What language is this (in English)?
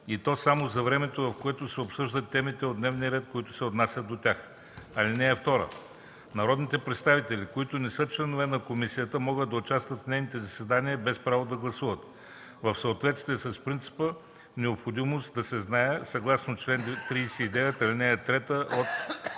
Bulgarian